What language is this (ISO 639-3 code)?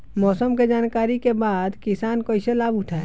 bho